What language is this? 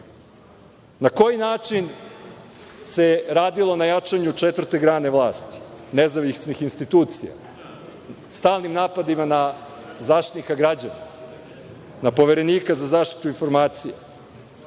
Serbian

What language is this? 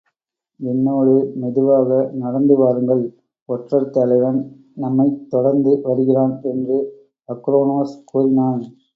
Tamil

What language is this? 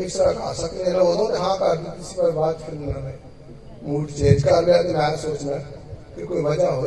Hindi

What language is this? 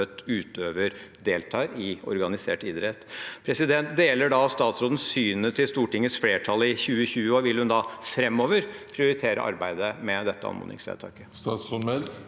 Norwegian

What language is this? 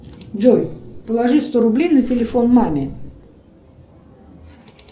Russian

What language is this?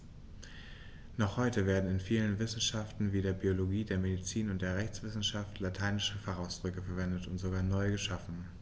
German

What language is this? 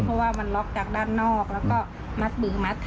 Thai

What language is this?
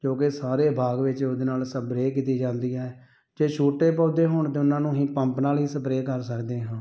Punjabi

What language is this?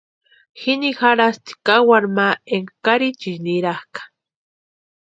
Western Highland Purepecha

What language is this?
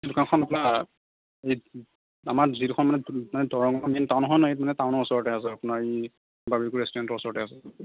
Assamese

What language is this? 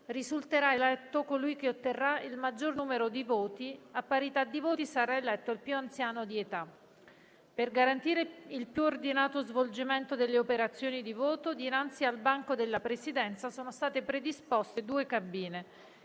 Italian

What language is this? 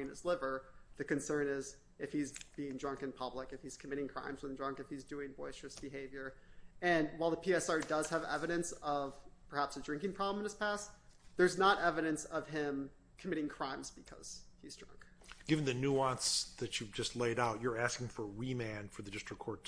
English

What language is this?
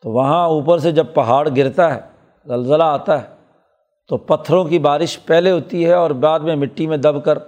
Urdu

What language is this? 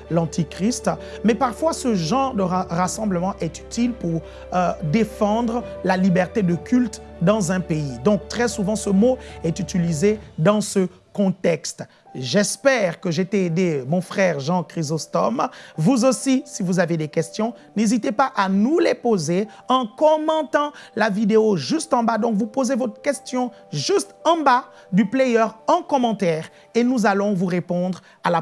French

